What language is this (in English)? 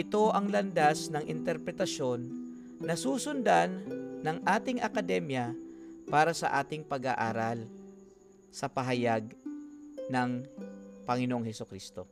Filipino